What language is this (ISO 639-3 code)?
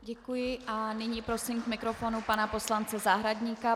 ces